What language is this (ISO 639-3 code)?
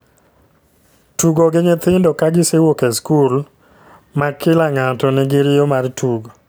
luo